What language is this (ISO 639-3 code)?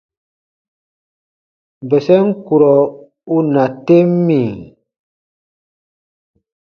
bba